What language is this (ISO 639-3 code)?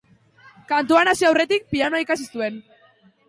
eus